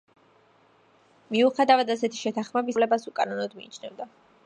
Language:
Georgian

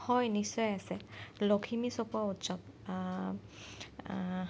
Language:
Assamese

